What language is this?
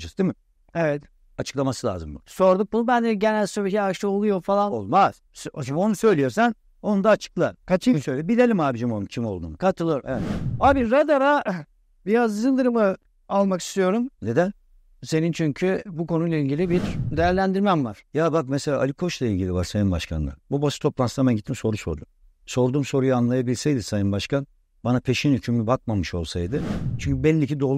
Turkish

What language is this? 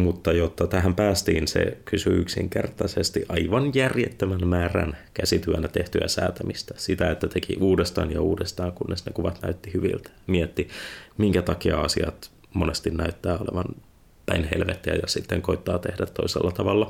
Finnish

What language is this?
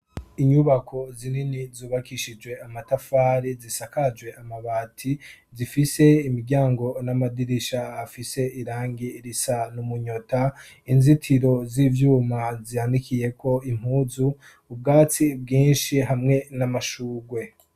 Rundi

